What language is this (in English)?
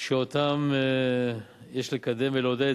Hebrew